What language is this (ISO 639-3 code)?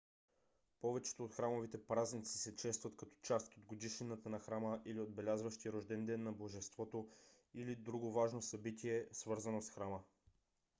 bul